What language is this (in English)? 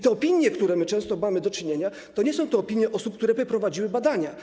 Polish